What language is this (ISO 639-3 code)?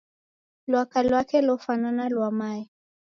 dav